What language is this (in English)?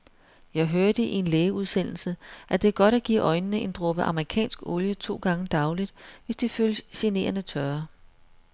Danish